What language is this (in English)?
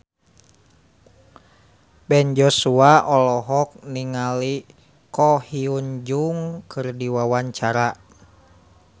Sundanese